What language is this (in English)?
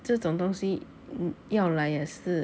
English